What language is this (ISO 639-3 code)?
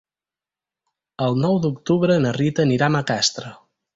cat